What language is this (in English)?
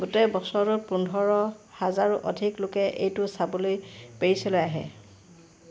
Assamese